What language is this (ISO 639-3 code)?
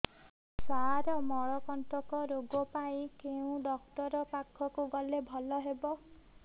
ori